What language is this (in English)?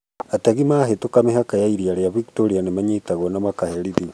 Kikuyu